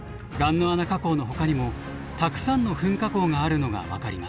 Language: Japanese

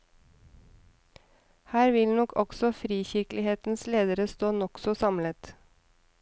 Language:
Norwegian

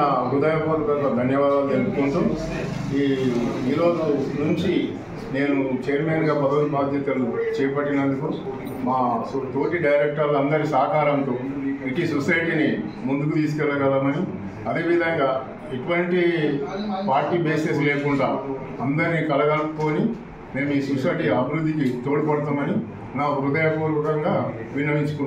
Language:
Telugu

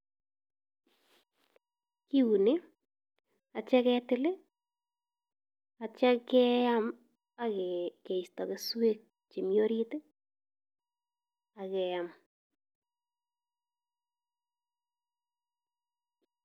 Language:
Kalenjin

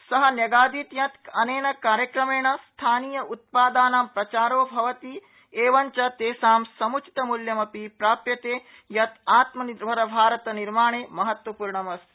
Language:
Sanskrit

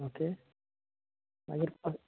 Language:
Konkani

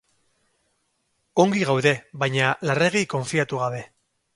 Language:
Basque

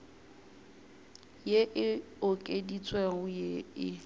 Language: Northern Sotho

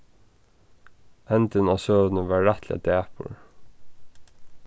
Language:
Faroese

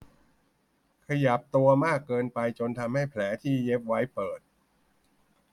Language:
Thai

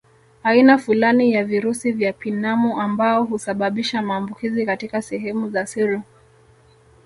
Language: Swahili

